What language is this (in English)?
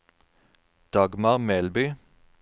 Norwegian